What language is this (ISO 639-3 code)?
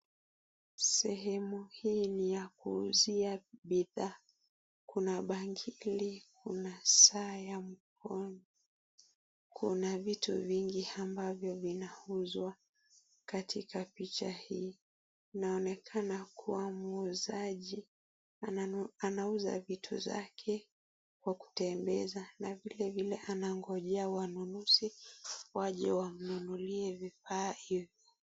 swa